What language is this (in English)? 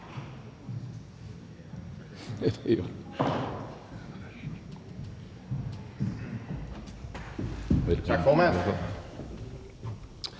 Danish